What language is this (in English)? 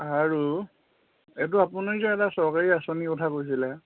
Assamese